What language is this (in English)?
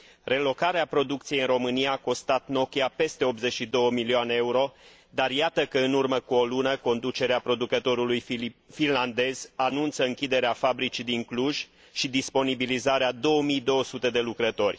Romanian